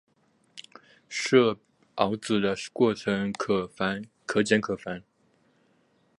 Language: Chinese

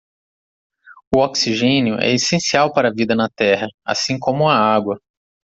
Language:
Portuguese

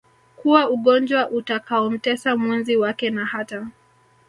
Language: Swahili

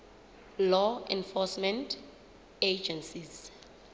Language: Southern Sotho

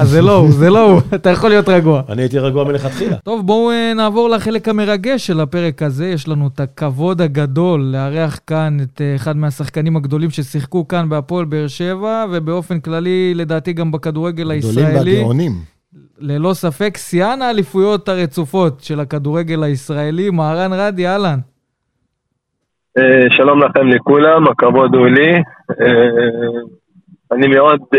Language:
Hebrew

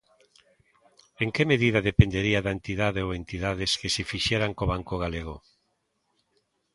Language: Galician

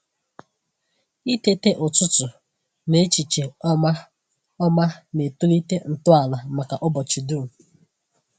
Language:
Igbo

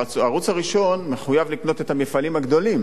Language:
Hebrew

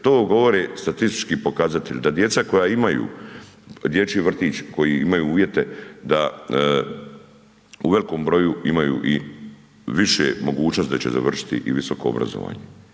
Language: Croatian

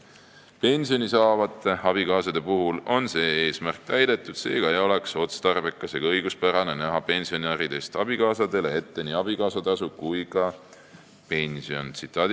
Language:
Estonian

